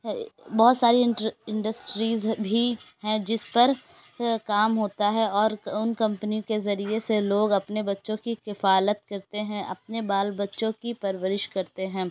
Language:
Urdu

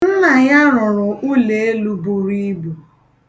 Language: Igbo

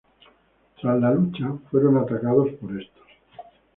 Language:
Spanish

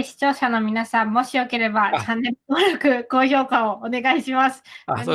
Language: Japanese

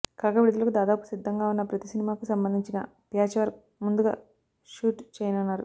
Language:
Telugu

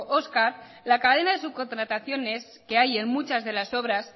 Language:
Spanish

